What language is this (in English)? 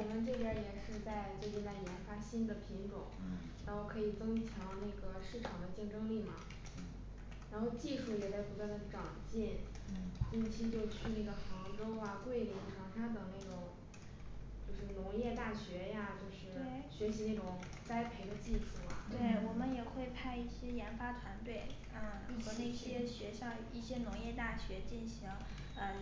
Chinese